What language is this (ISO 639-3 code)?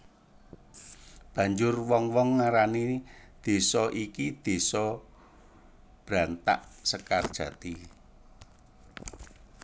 jav